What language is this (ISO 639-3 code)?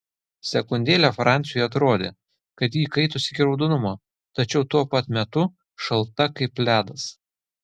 lit